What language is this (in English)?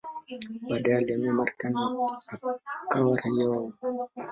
Swahili